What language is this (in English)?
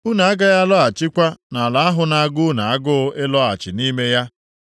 Igbo